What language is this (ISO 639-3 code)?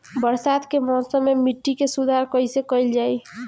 bho